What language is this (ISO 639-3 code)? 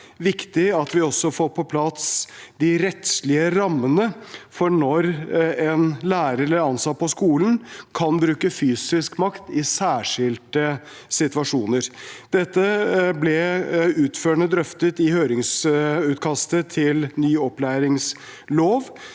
nor